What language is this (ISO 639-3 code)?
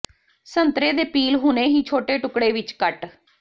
pan